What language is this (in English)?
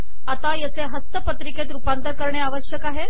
Marathi